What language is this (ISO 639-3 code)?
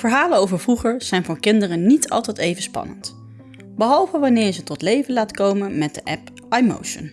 nld